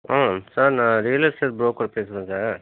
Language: Tamil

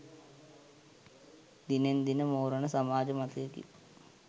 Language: Sinhala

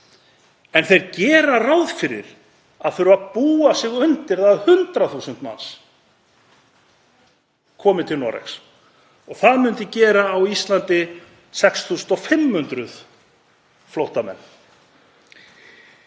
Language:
Icelandic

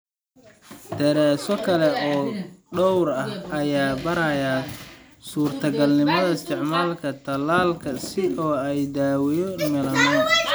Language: Somali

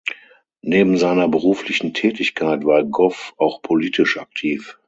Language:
German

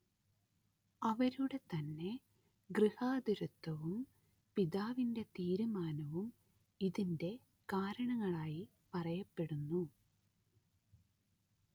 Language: Malayalam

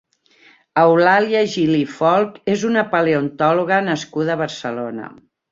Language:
Catalan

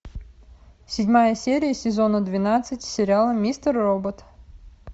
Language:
Russian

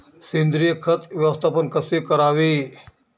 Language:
Marathi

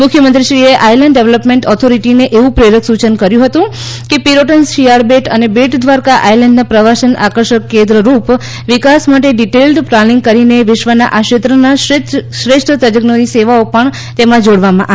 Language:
Gujarati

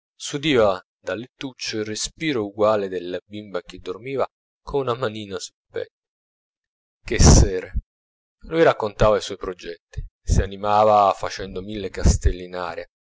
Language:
Italian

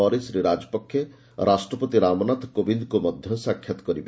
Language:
Odia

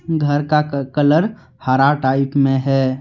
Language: Hindi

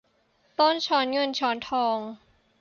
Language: Thai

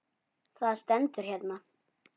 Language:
Icelandic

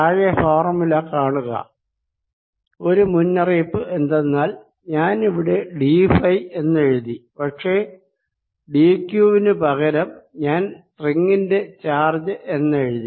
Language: Malayalam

